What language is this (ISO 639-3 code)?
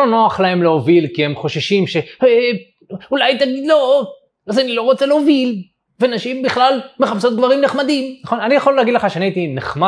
heb